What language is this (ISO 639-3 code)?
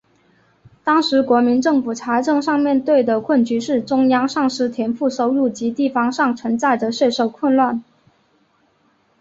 zho